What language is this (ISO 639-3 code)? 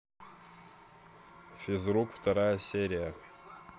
rus